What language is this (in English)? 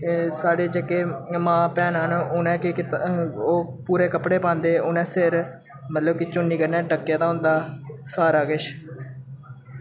Dogri